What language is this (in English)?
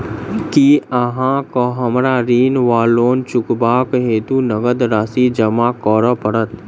Maithili